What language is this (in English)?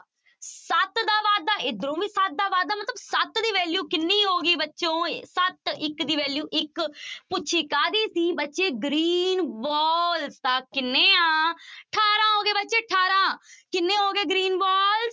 Punjabi